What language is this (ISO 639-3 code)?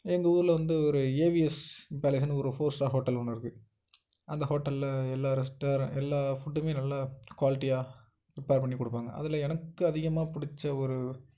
tam